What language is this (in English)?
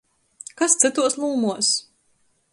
Latgalian